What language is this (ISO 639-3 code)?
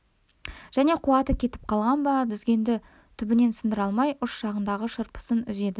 kaz